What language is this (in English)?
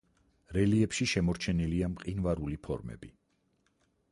Georgian